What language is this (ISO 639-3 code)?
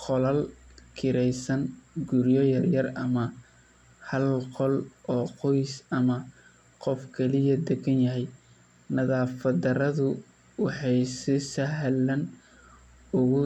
som